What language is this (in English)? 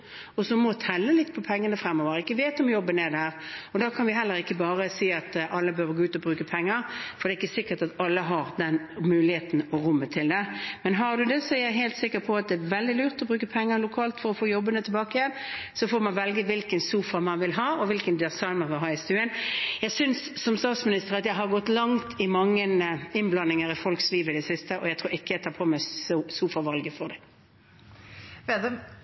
Norwegian Bokmål